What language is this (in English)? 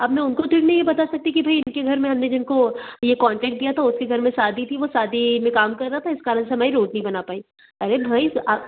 Hindi